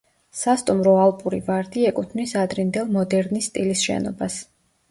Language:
Georgian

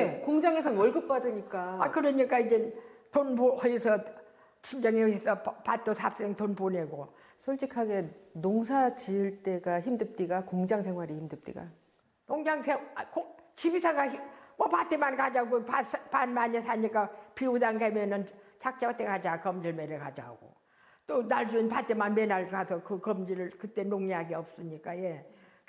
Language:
Korean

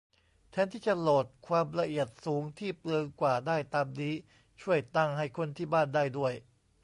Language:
Thai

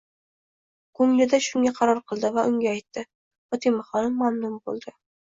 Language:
Uzbek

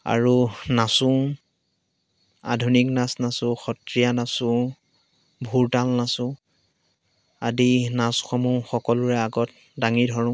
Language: Assamese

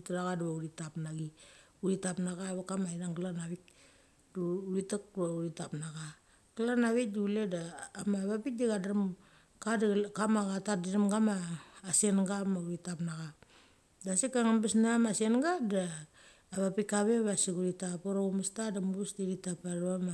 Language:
Mali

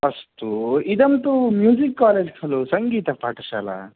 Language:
Sanskrit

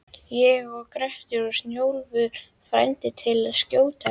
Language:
Icelandic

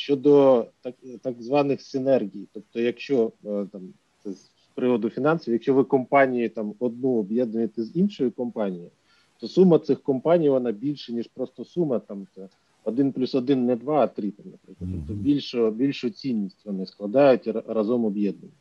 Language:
Ukrainian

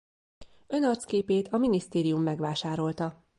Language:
Hungarian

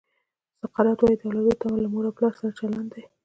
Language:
Pashto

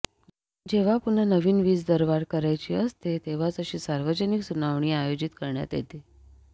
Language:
Marathi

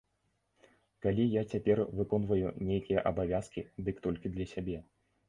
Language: Belarusian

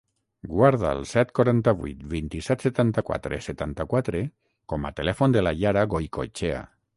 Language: Catalan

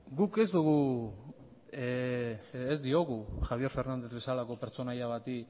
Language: Basque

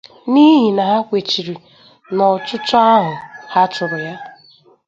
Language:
Igbo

